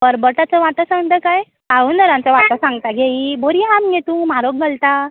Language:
Konkani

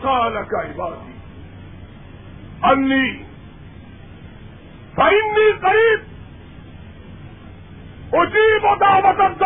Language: Urdu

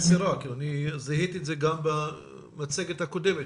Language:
Hebrew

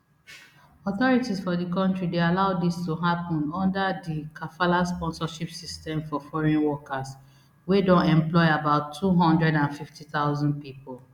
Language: Nigerian Pidgin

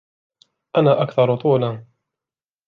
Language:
Arabic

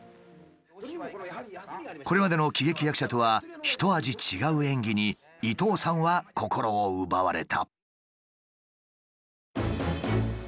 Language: Japanese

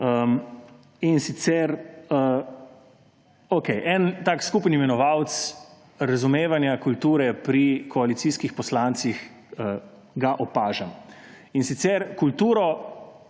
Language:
Slovenian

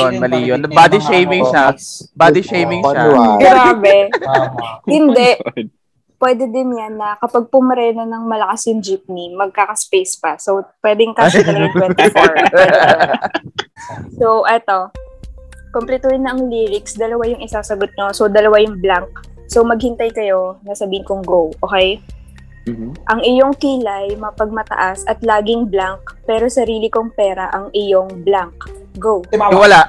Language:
Filipino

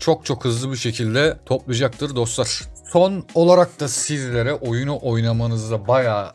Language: Turkish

